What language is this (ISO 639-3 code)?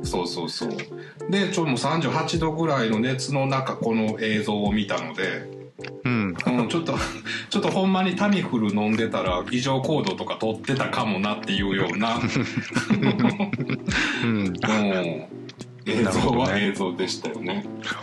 jpn